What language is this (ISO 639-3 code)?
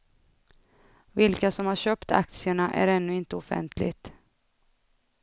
swe